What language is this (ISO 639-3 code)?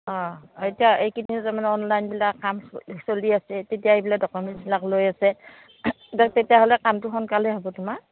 asm